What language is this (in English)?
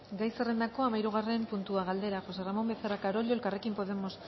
Basque